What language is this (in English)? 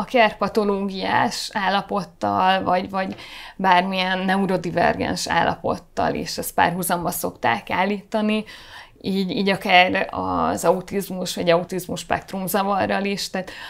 Hungarian